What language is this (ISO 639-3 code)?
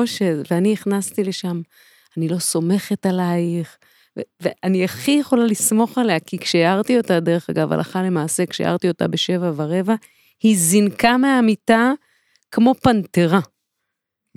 heb